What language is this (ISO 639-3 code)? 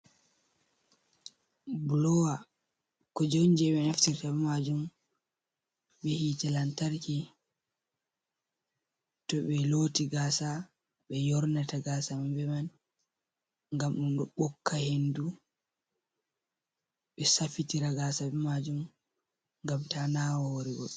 ful